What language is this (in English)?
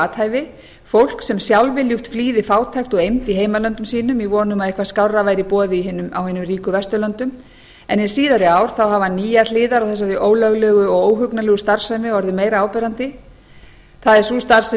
Icelandic